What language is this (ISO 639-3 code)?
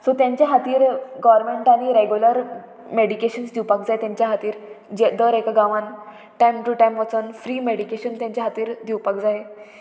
kok